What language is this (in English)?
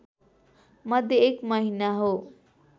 Nepali